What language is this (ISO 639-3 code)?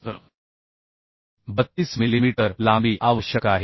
mar